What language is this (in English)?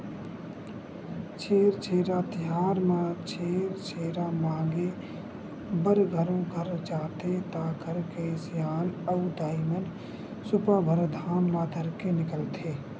Chhattisgarhi